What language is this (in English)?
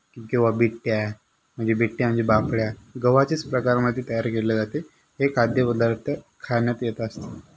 Marathi